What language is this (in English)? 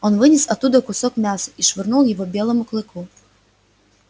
Russian